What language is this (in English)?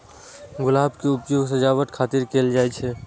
Maithili